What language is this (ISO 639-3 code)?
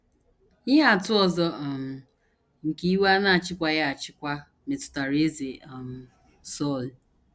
ibo